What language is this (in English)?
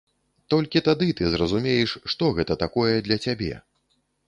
Belarusian